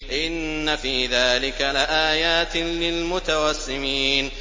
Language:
Arabic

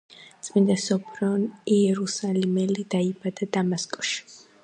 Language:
Georgian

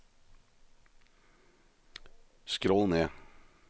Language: Norwegian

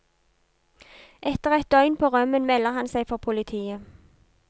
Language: Norwegian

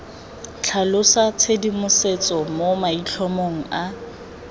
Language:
Tswana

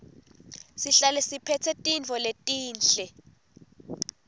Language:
Swati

